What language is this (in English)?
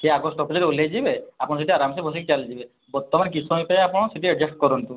Odia